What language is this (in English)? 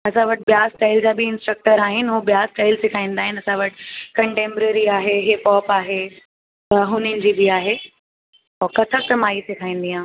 Sindhi